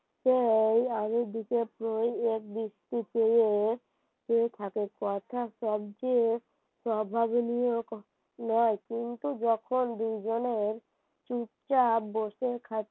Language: Bangla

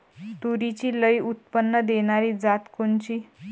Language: Marathi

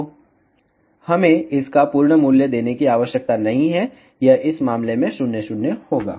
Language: Hindi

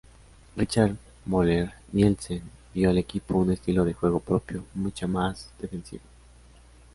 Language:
Spanish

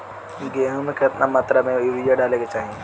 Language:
Bhojpuri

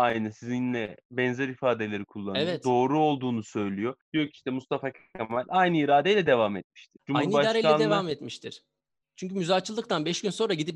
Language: Turkish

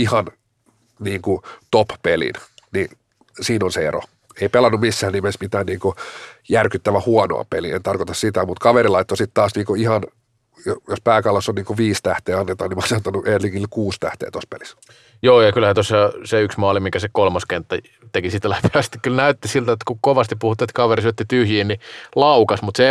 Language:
Finnish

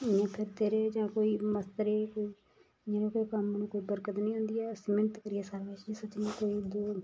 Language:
Dogri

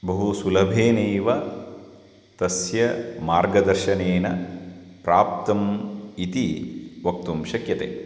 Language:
Sanskrit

